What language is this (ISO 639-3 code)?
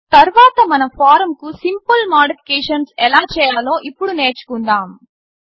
tel